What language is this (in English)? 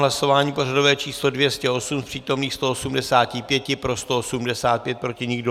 Czech